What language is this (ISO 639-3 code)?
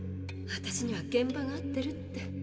jpn